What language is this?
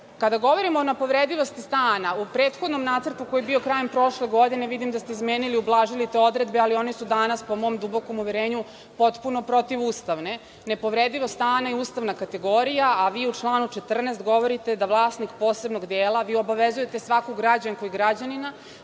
Serbian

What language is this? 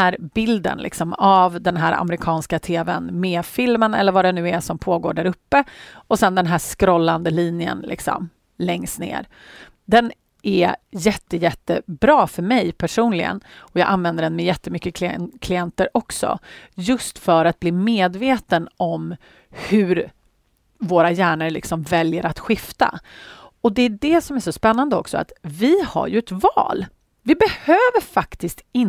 Swedish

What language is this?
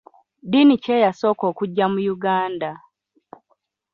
Ganda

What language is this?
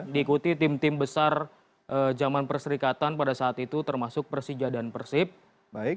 Indonesian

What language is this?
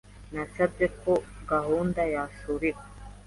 Kinyarwanda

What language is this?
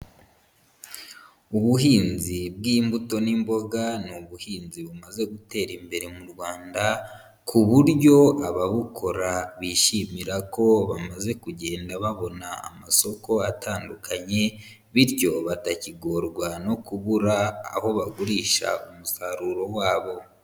Kinyarwanda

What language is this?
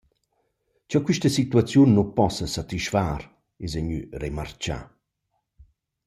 Romansh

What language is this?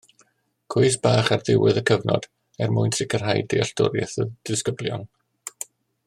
Welsh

